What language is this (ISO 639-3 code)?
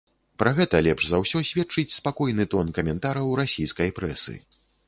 bel